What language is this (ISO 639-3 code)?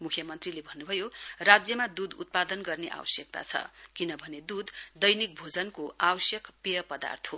nep